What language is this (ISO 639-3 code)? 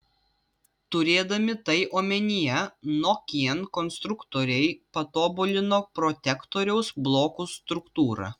lit